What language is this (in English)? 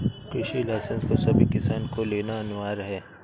Hindi